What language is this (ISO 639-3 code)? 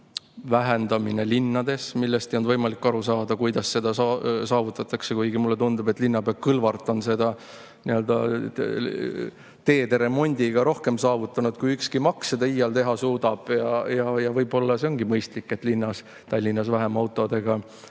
est